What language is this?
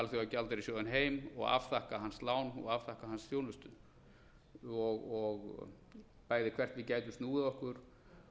Icelandic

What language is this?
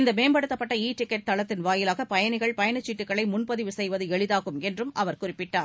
Tamil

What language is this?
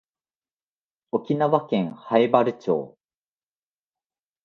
Japanese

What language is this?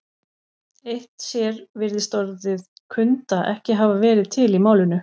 Icelandic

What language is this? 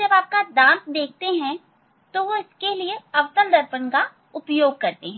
Hindi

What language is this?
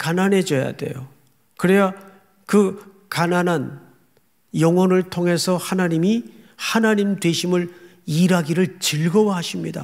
Korean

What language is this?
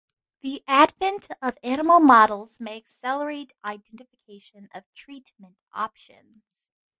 English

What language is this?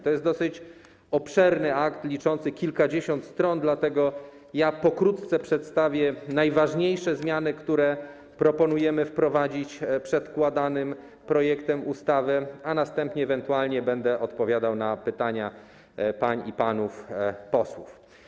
Polish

